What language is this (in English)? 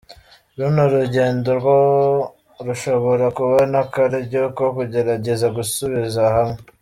Kinyarwanda